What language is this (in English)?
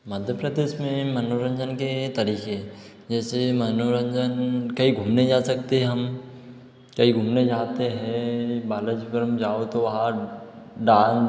Hindi